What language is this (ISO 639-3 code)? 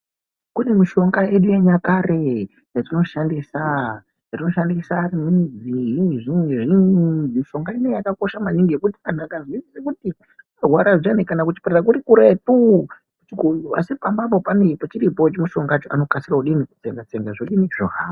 ndc